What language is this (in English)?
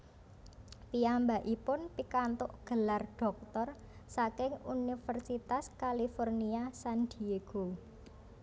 Javanese